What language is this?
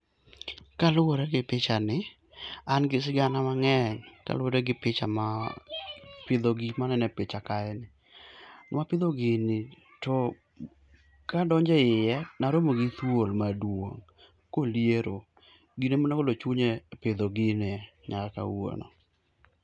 Luo (Kenya and Tanzania)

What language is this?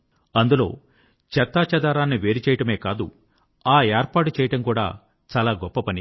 Telugu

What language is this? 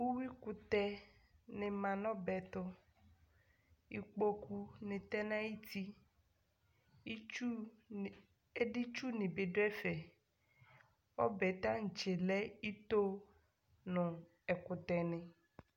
Ikposo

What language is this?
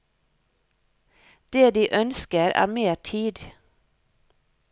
Norwegian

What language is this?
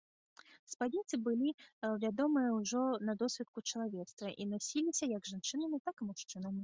Belarusian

